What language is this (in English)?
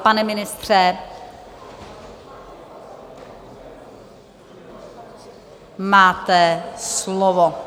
Czech